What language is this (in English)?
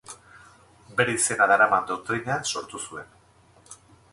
Basque